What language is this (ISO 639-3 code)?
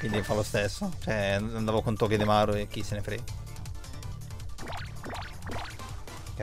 ita